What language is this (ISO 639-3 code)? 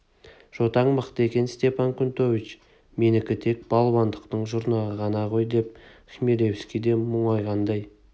kaz